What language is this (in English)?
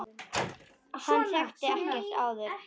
Icelandic